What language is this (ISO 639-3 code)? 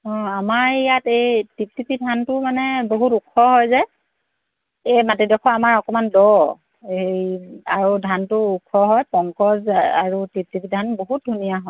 asm